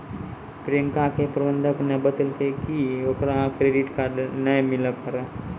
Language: Maithili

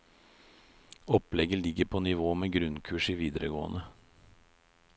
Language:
Norwegian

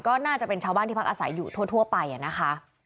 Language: Thai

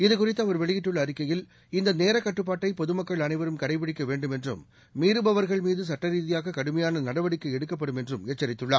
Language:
Tamil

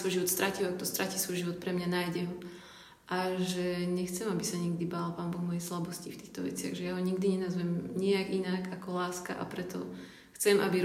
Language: Slovak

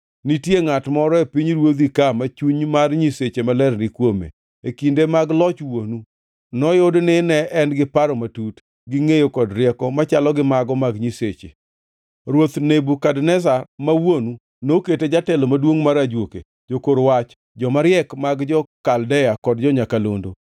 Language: Luo (Kenya and Tanzania)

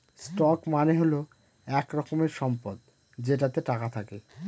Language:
Bangla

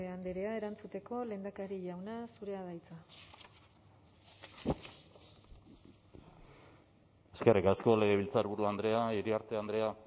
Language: Basque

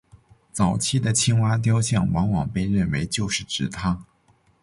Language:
Chinese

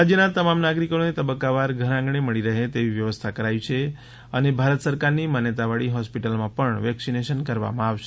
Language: Gujarati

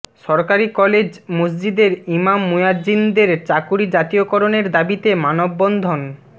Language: Bangla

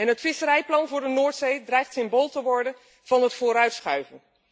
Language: Dutch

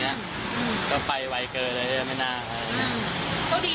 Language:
Thai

